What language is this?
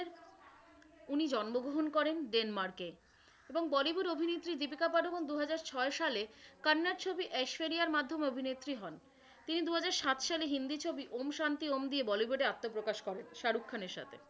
Bangla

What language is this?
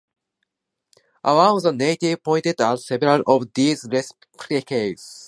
English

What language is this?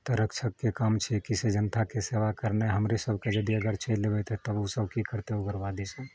Maithili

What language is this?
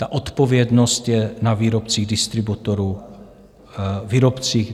Czech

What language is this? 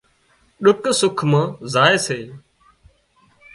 Wadiyara Koli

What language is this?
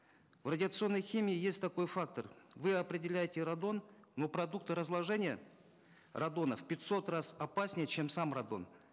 Kazakh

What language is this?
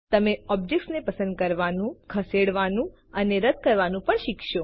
Gujarati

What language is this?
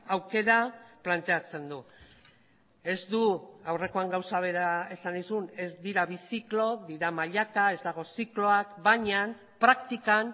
Basque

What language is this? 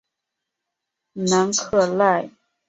Chinese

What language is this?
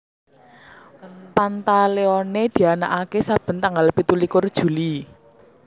Javanese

